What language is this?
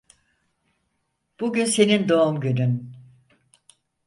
Turkish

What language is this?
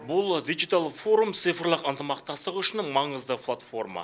Kazakh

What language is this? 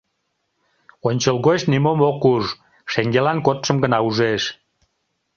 Mari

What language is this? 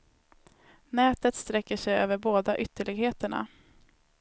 Swedish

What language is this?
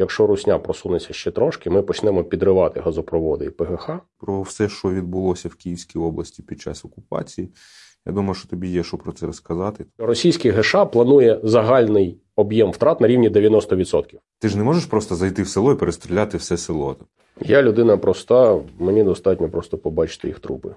Ukrainian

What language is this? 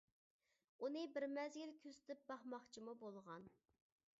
Uyghur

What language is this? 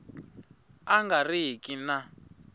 Tsonga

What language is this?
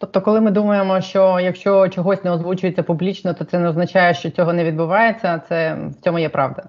Ukrainian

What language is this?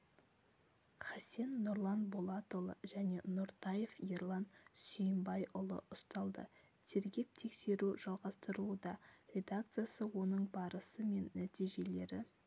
Kazakh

